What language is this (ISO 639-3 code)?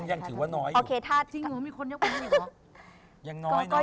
tha